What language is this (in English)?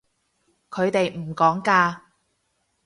Cantonese